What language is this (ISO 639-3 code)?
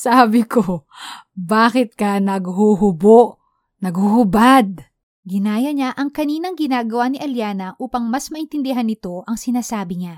fil